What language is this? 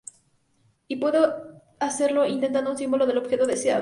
Spanish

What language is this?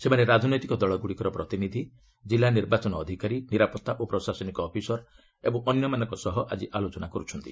Odia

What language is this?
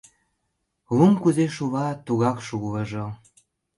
Mari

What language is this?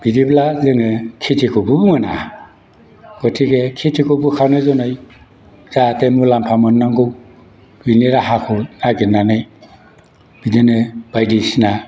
Bodo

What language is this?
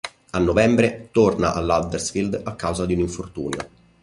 Italian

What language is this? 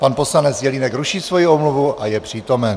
Czech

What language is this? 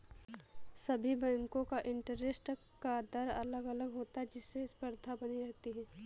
Hindi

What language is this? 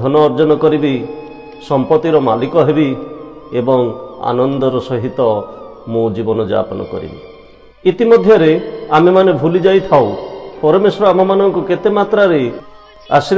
Romanian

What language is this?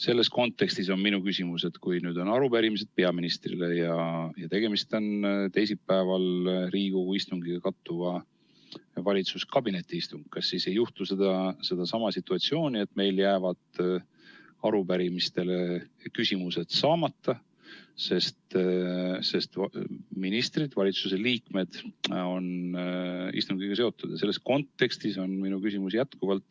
Estonian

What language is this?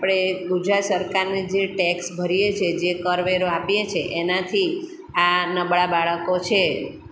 Gujarati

